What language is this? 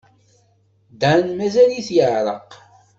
Kabyle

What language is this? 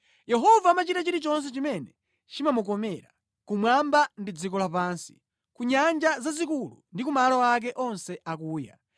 Nyanja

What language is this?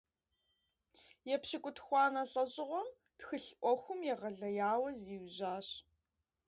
Kabardian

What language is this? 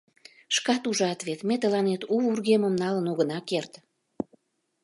Mari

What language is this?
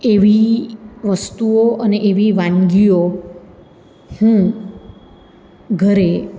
Gujarati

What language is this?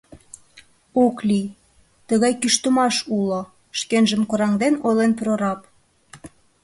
Mari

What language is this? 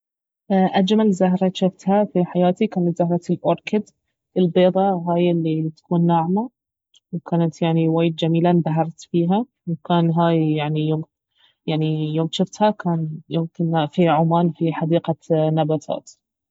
Baharna Arabic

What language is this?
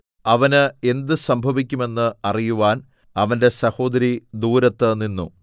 Malayalam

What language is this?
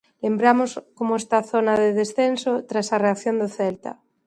Galician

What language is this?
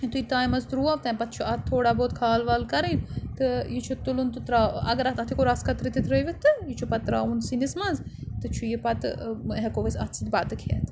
Kashmiri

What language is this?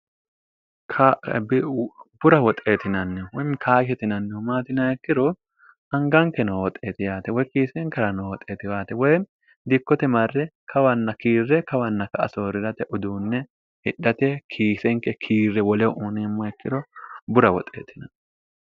Sidamo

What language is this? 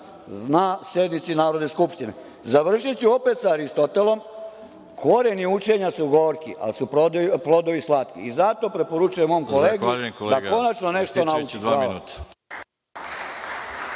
Serbian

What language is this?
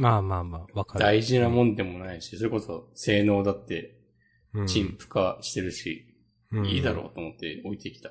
Japanese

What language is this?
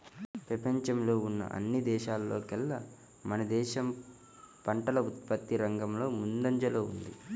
Telugu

